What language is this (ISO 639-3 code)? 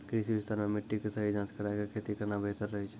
mai